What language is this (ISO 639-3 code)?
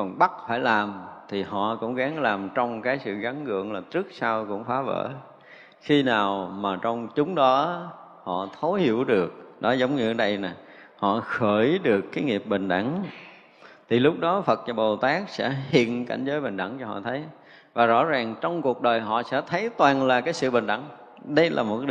vie